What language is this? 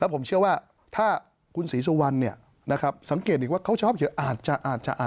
Thai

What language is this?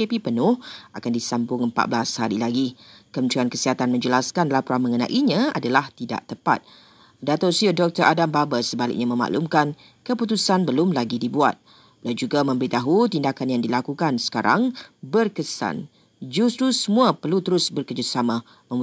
Malay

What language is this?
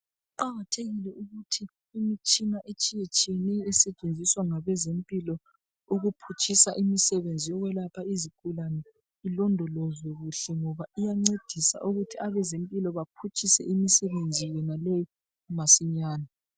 North Ndebele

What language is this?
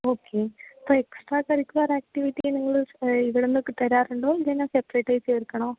Malayalam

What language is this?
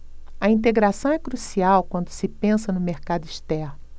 Portuguese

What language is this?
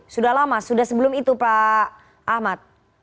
Indonesian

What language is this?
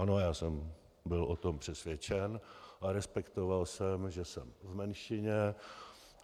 Czech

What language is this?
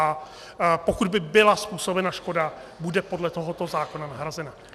Czech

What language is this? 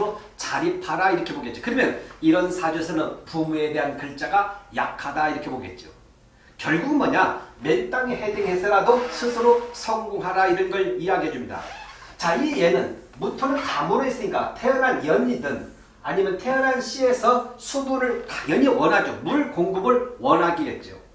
Korean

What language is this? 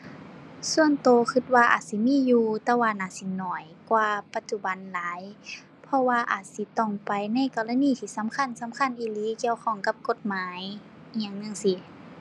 Thai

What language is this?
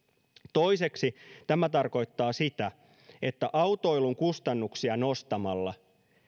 Finnish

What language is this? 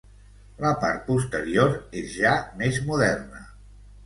Catalan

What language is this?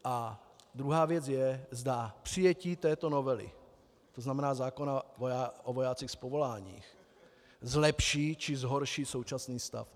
Czech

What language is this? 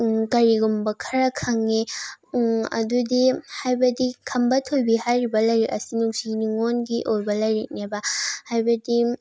Manipuri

